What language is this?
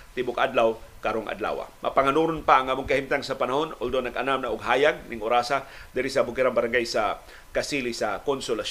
Filipino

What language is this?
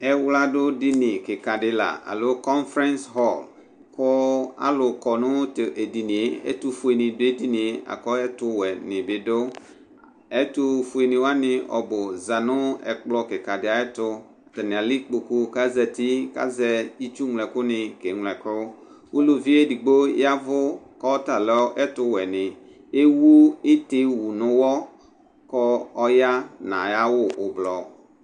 Ikposo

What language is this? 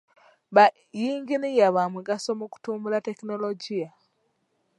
Ganda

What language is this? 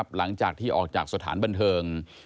Thai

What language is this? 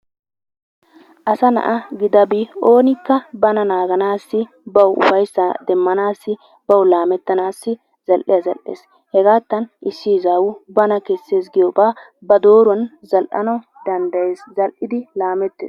Wolaytta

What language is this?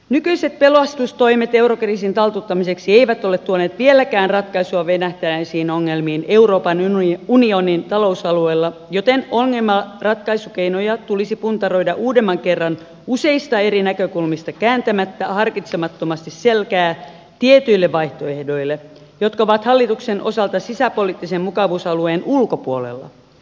Finnish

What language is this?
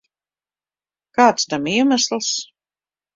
Latvian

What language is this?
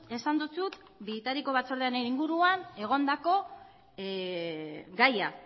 Basque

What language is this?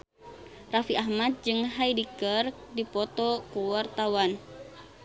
Sundanese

